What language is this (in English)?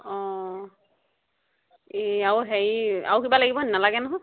Assamese